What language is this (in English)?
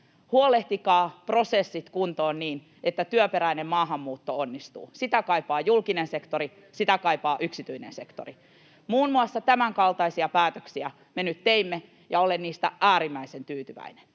Finnish